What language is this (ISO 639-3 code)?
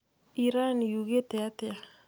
kik